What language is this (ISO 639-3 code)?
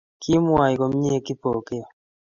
kln